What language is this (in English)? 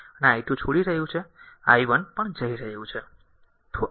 Gujarati